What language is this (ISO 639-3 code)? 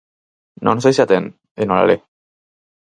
glg